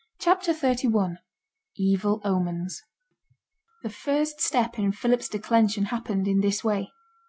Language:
English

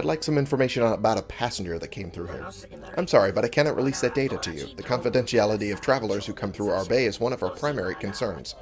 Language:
English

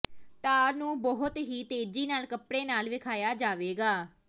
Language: Punjabi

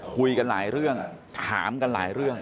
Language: Thai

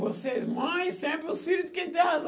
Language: Portuguese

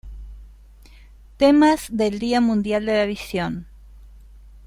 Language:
Spanish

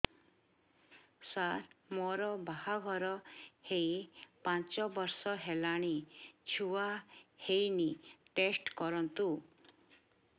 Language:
Odia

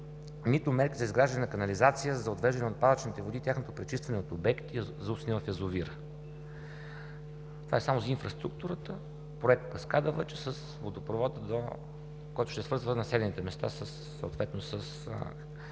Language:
Bulgarian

